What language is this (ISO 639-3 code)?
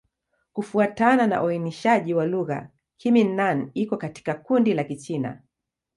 swa